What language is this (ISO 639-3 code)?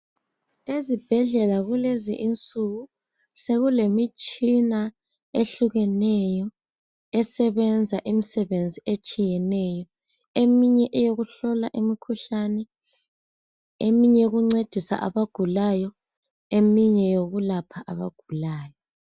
nde